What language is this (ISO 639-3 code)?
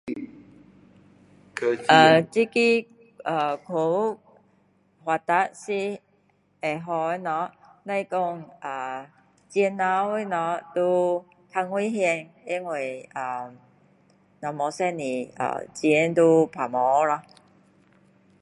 cdo